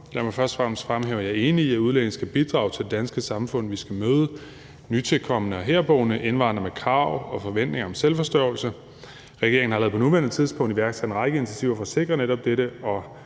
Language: Danish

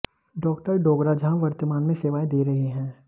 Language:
Hindi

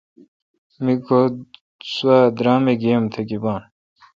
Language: Kalkoti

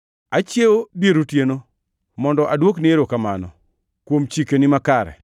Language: Luo (Kenya and Tanzania)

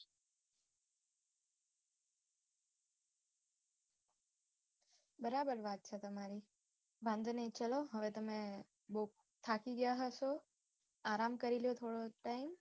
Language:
Gujarati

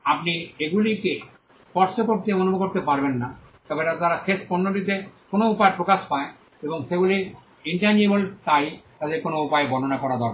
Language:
Bangla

